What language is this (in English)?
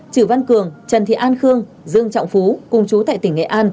Vietnamese